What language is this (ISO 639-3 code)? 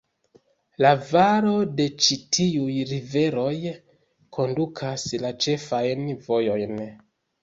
epo